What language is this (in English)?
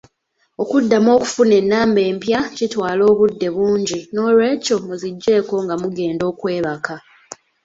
Ganda